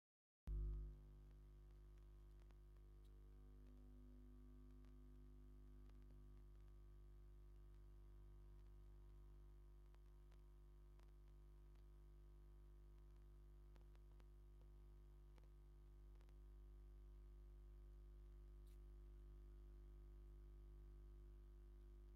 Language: Tigrinya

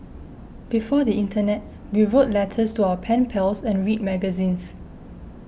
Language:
English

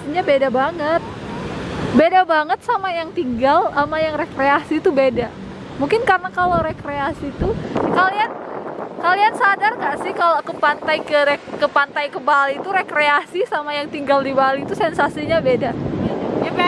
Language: Indonesian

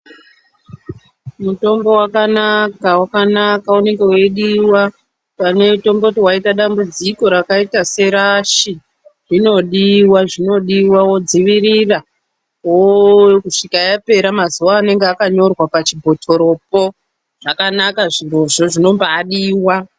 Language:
Ndau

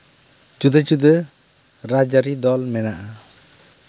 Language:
Santali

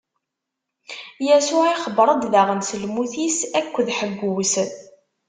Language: Kabyle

